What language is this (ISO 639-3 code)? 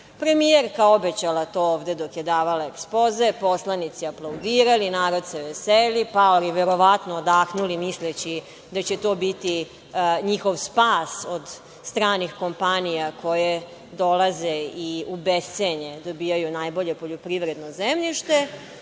srp